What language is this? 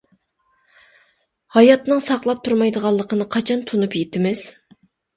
Uyghur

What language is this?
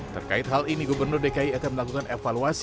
Indonesian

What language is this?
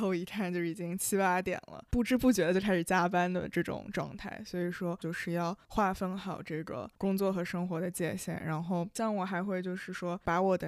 Chinese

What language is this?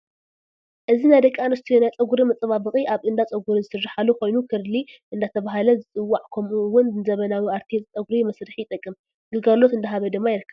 Tigrinya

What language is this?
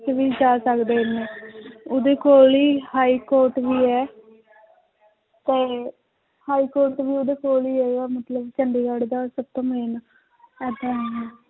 Punjabi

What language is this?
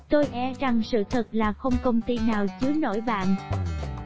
Vietnamese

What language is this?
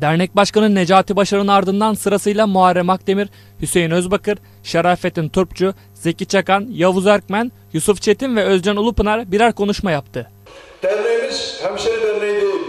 Turkish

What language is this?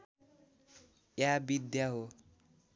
Nepali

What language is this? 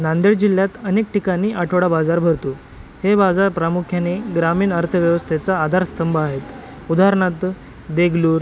Marathi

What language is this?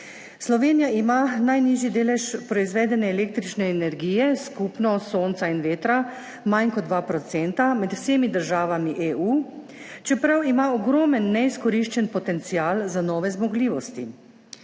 Slovenian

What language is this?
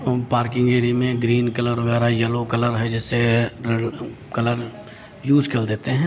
Hindi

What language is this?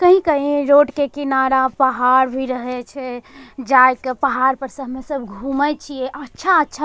Angika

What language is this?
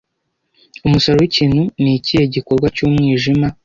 Kinyarwanda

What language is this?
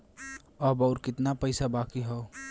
Bhojpuri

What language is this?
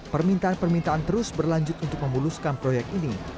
Indonesian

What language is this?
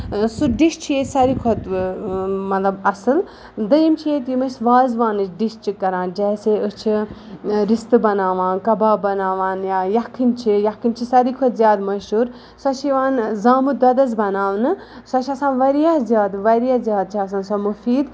Kashmiri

